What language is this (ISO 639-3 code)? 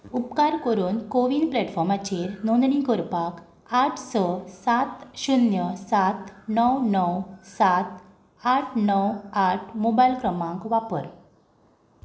kok